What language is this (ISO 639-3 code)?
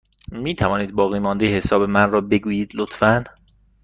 fas